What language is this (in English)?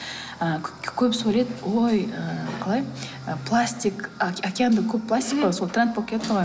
Kazakh